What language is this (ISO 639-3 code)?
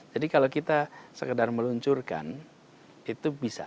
ind